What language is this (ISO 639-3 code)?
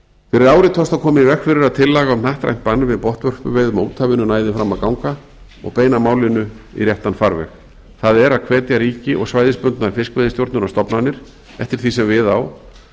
isl